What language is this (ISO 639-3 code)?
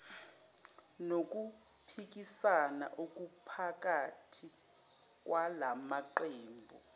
zul